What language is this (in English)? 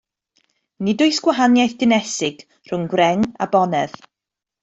Welsh